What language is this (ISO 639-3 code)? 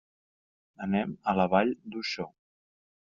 cat